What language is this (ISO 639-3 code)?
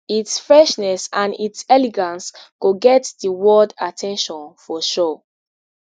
pcm